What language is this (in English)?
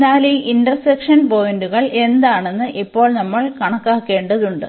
Malayalam